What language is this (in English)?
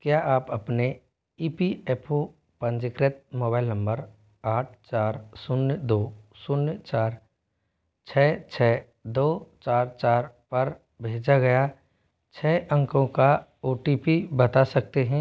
Hindi